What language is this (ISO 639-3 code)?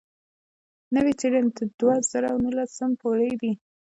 pus